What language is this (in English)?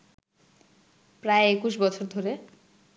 Bangla